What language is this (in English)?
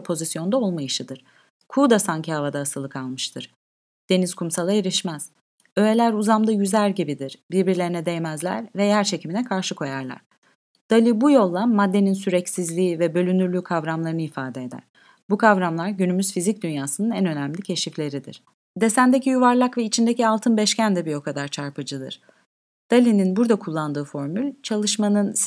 Turkish